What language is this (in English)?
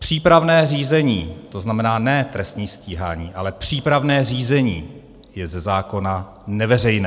Czech